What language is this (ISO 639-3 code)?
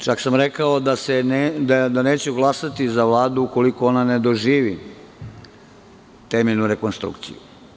srp